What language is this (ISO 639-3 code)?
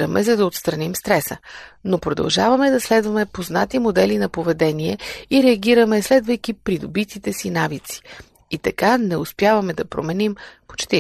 bul